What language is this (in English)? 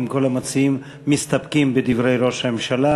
Hebrew